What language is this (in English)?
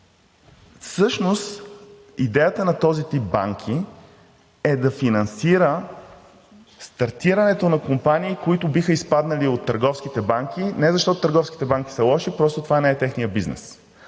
Bulgarian